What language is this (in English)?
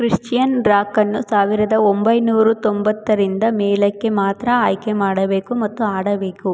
Kannada